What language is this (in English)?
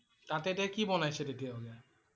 Assamese